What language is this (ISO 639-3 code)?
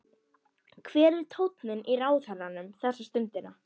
isl